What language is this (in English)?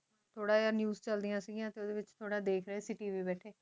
Punjabi